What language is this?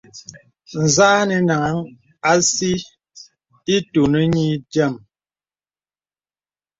Bebele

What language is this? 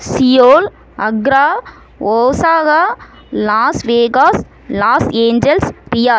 Tamil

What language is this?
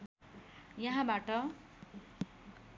Nepali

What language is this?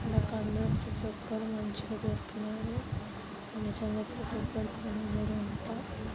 Telugu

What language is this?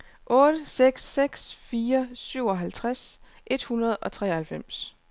Danish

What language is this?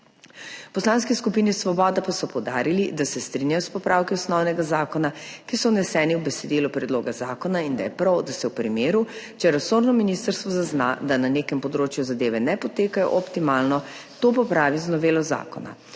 Slovenian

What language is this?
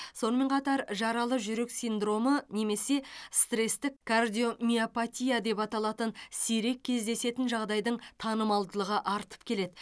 Kazakh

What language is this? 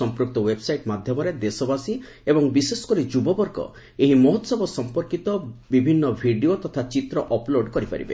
Odia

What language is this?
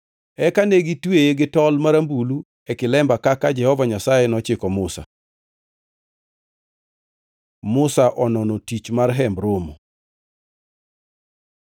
Luo (Kenya and Tanzania)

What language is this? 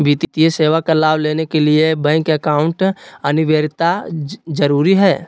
Magahi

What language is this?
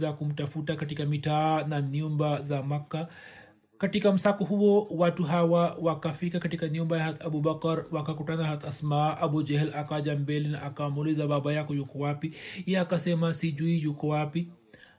Swahili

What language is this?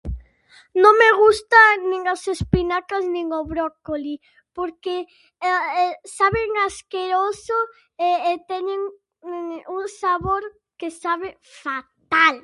Galician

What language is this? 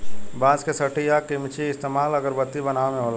Bhojpuri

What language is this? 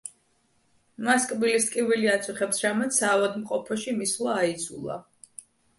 Georgian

